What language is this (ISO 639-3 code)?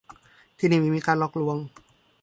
tha